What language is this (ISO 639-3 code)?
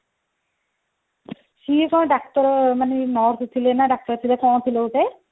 ori